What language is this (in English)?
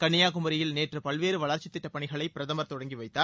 Tamil